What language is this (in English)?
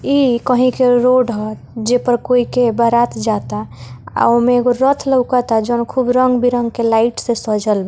Bhojpuri